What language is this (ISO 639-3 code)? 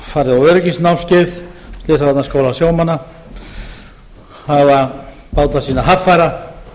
isl